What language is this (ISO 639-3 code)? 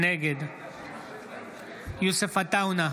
heb